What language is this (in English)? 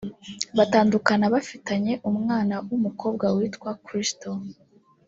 Kinyarwanda